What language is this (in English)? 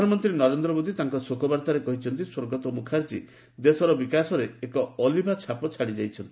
Odia